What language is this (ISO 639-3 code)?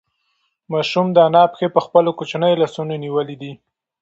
pus